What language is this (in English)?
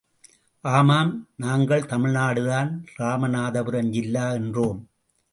Tamil